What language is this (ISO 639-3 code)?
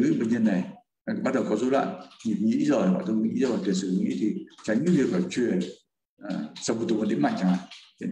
vie